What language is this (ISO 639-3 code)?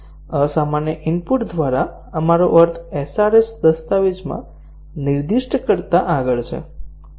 guj